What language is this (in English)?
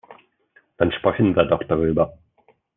German